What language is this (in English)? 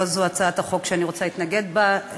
Hebrew